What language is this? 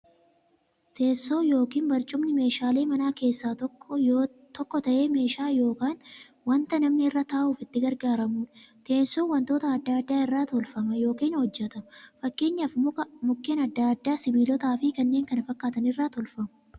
Oromo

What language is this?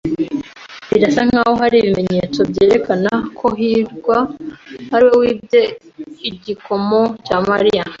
Kinyarwanda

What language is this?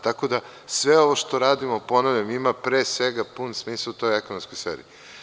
Serbian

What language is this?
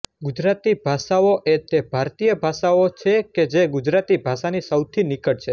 Gujarati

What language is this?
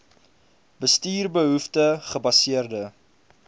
Afrikaans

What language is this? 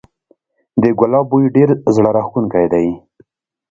Pashto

